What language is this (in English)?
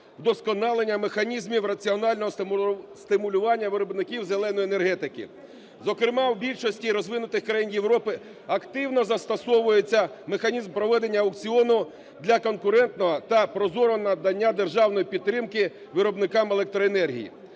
Ukrainian